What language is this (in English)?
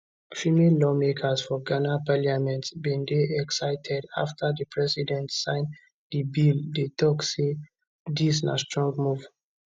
Nigerian Pidgin